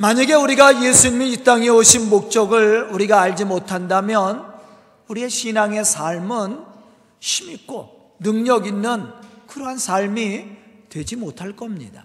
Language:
Korean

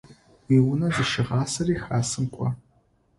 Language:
Adyghe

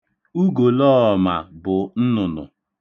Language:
Igbo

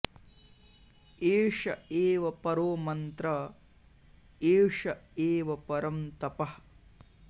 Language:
Sanskrit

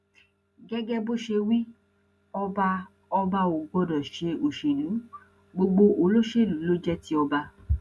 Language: Yoruba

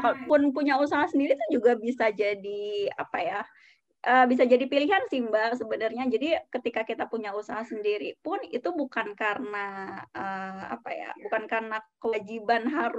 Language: Indonesian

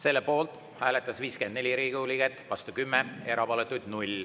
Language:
Estonian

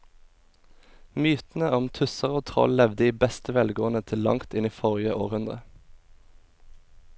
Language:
Norwegian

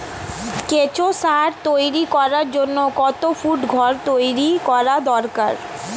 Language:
Bangla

